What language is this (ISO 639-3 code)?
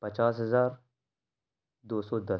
urd